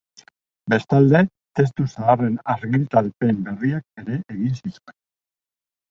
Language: Basque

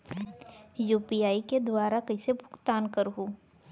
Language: Chhattisgarhi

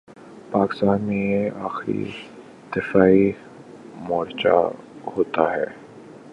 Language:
Urdu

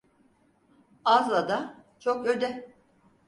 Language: Turkish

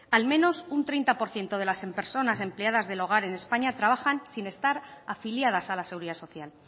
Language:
Spanish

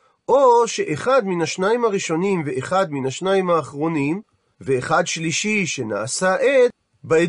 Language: Hebrew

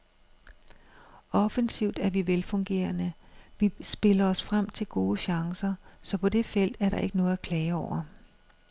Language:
Danish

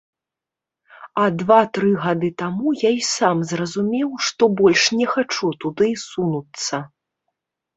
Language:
Belarusian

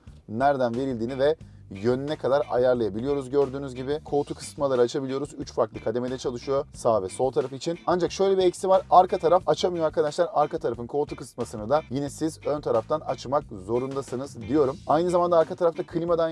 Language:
Turkish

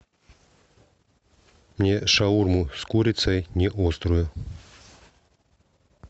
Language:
Russian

